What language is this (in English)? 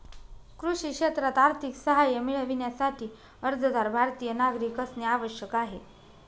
Marathi